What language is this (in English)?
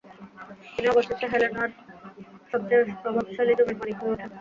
Bangla